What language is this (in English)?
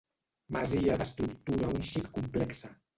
Catalan